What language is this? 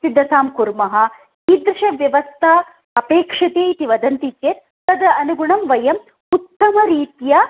Sanskrit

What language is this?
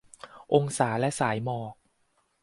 Thai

